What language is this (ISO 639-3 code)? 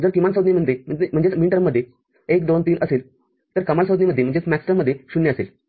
mar